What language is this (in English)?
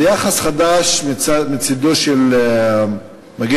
Hebrew